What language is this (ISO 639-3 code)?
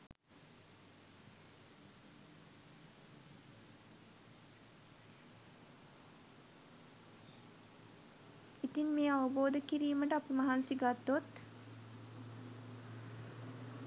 sin